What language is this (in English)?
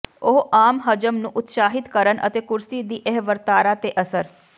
Punjabi